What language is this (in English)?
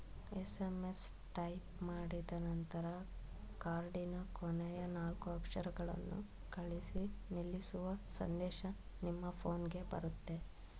Kannada